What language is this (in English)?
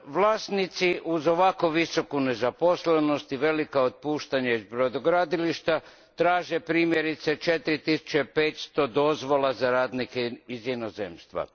Croatian